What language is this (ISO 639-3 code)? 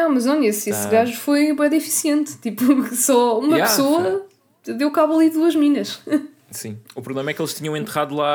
por